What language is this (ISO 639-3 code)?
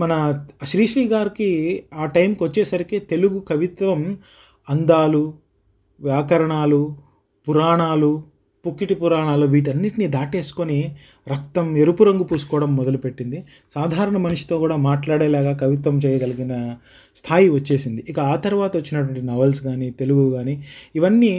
tel